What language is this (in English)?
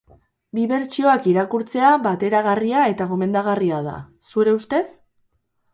Basque